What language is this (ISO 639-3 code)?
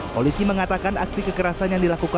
ind